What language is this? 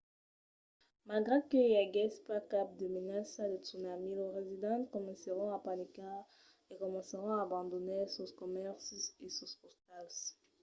Occitan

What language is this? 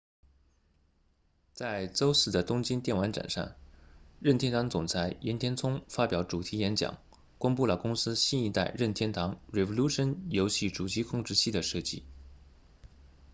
Chinese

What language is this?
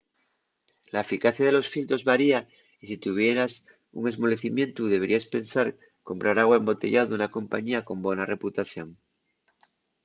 Asturian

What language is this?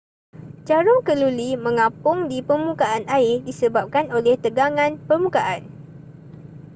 Malay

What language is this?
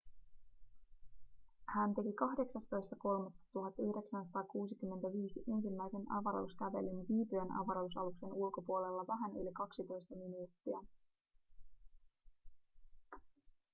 Finnish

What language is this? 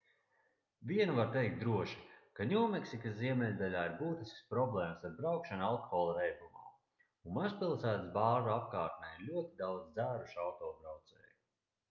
Latvian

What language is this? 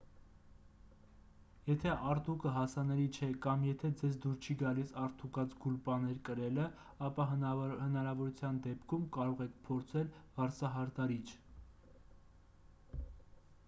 Armenian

